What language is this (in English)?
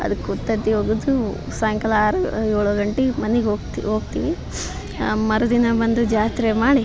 Kannada